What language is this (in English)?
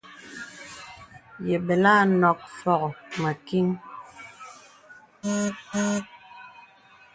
Bebele